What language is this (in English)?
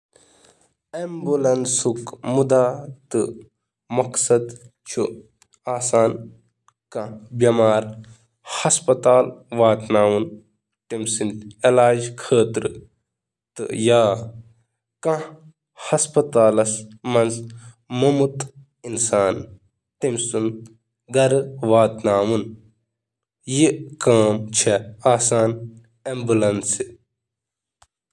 Kashmiri